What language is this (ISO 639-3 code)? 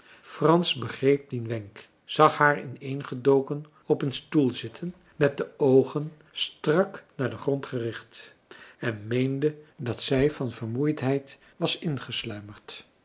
nld